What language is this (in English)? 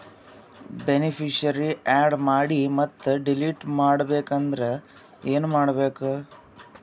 Kannada